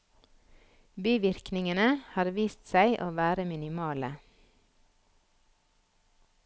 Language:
Norwegian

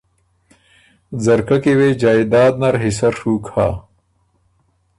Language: Ormuri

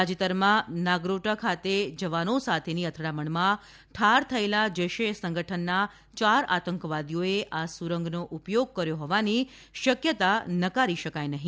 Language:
Gujarati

